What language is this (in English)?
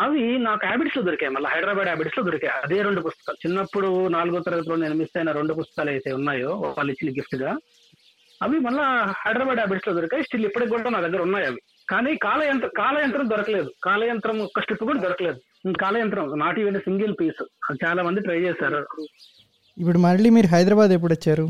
Telugu